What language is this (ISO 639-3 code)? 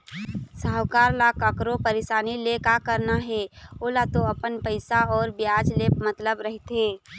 hne